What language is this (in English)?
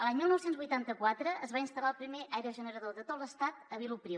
Catalan